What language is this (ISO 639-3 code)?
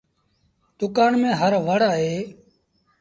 sbn